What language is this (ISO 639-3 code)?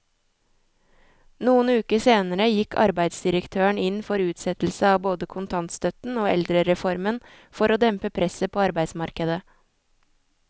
nor